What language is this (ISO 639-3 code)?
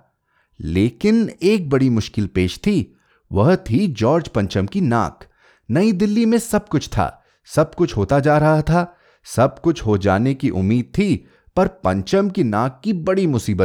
hin